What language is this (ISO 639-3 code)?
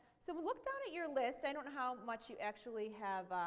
eng